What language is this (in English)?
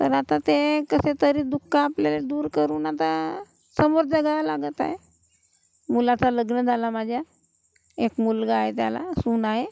Marathi